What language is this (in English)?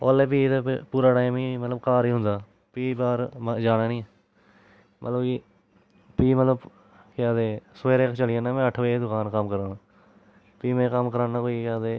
Dogri